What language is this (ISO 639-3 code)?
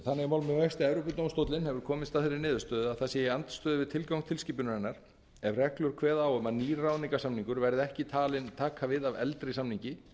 isl